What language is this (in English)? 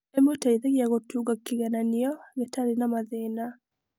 Kikuyu